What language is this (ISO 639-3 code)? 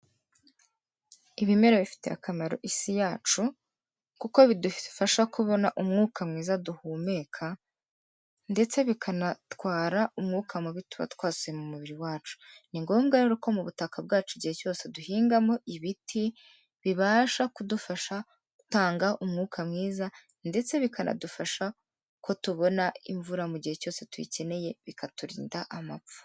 kin